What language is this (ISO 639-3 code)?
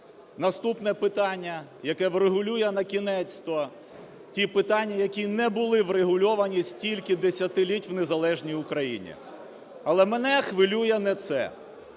ukr